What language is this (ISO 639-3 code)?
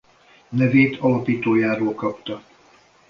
hun